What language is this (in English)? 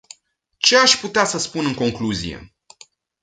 Romanian